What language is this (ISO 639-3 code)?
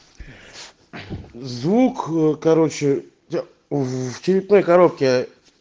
rus